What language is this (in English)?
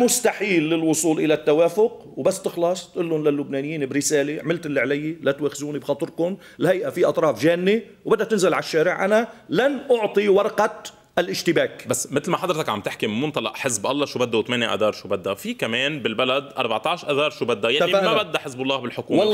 Arabic